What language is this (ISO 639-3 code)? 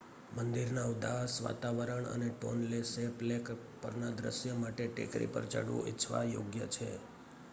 guj